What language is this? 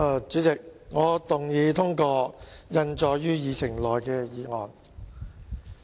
Cantonese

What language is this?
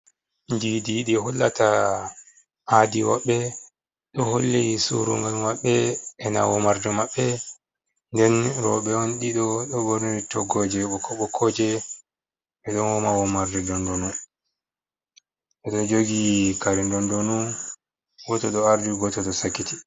Fula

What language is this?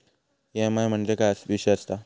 Marathi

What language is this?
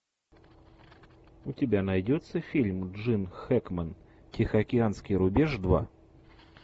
Russian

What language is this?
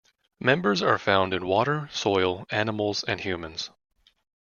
English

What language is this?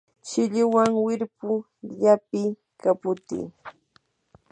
Yanahuanca Pasco Quechua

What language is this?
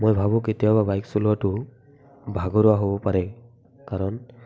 Assamese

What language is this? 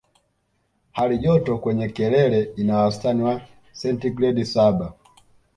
Swahili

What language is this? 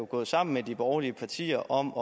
Danish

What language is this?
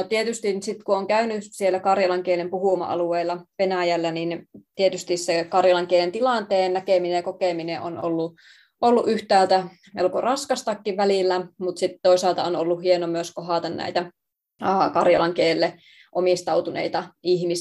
Finnish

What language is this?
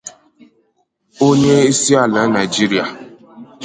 Igbo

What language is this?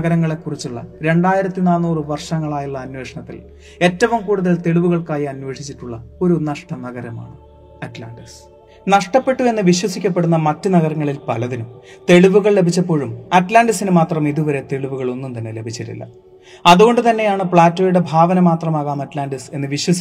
Malayalam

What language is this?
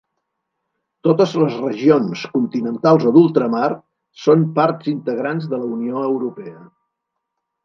Catalan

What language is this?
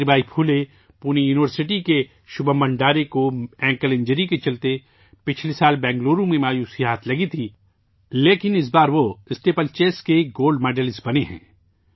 Urdu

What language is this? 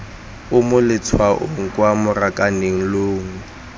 Tswana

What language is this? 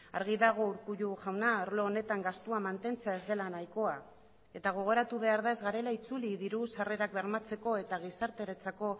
Basque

